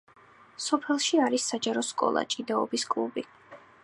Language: Georgian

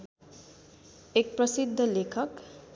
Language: Nepali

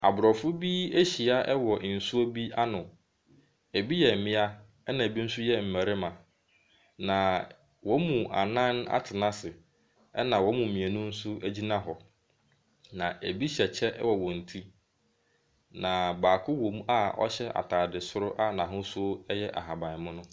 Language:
Akan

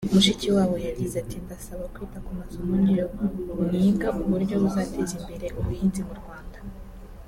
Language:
Kinyarwanda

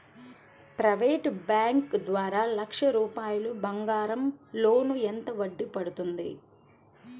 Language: Telugu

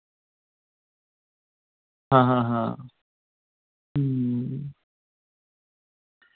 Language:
Dogri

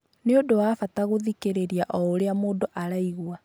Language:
Kikuyu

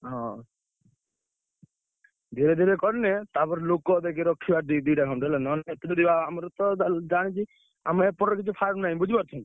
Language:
Odia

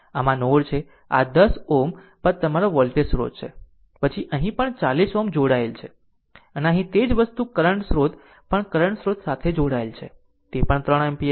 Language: Gujarati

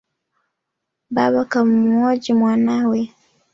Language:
Swahili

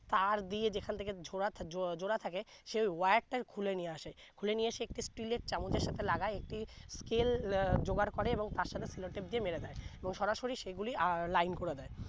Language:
Bangla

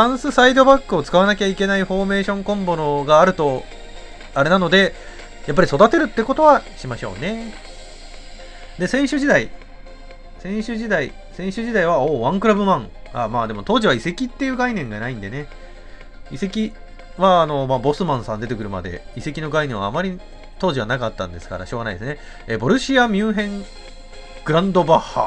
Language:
Japanese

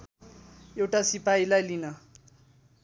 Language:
Nepali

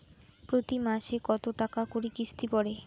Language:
Bangla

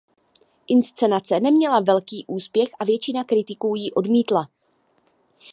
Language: Czech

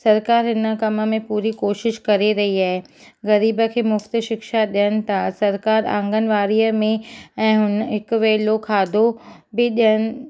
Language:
Sindhi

